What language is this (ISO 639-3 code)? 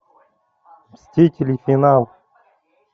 rus